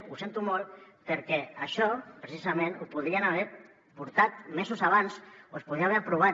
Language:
Catalan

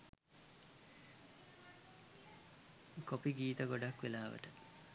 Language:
Sinhala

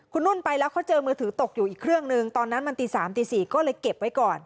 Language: Thai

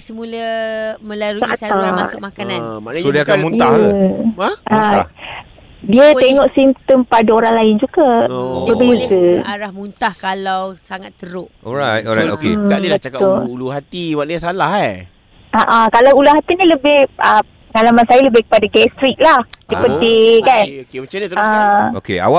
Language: Malay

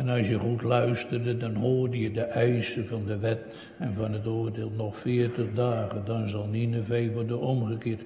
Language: Dutch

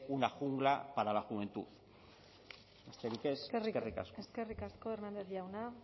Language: Basque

